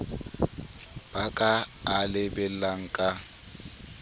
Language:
Southern Sotho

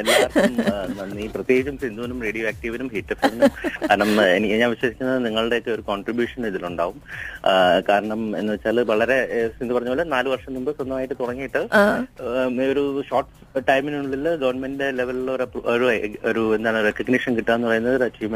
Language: Malayalam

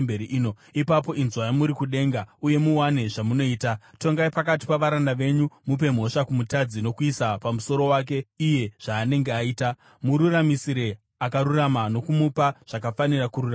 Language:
Shona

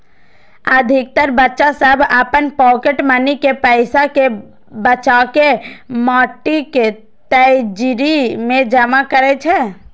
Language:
Maithili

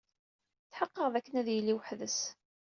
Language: Kabyle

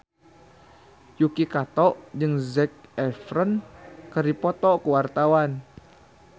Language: Sundanese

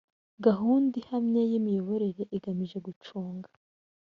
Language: Kinyarwanda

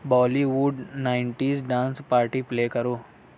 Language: Urdu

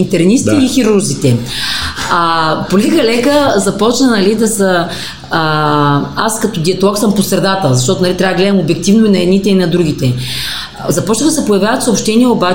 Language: Bulgarian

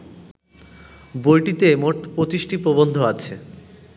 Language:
Bangla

